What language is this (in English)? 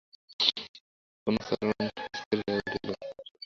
Bangla